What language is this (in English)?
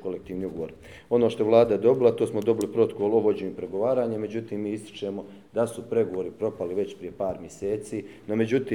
Croatian